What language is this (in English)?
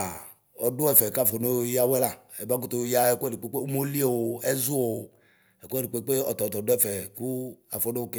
Ikposo